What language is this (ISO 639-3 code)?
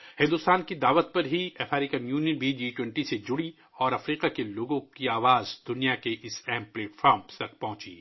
urd